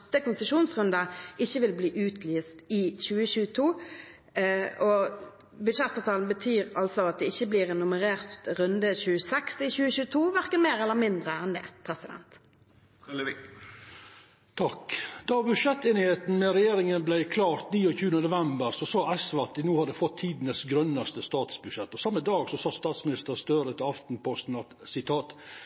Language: Norwegian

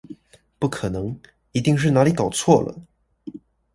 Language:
Chinese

